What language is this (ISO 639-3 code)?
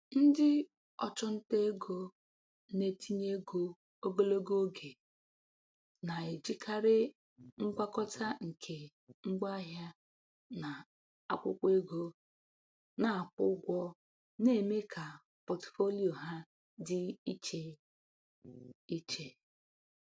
ibo